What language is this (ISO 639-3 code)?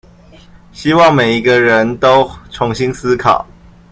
zho